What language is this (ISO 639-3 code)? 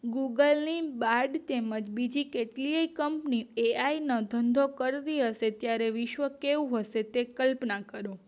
guj